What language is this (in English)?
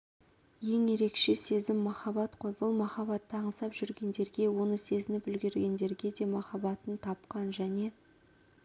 Kazakh